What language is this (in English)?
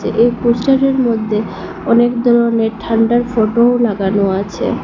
Bangla